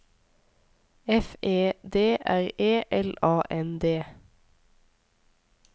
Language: Norwegian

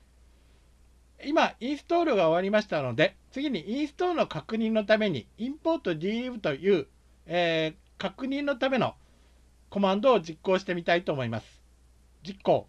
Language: Japanese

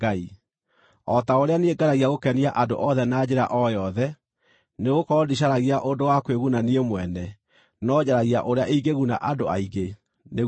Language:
Kikuyu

